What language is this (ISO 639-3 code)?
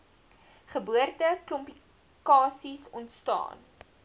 afr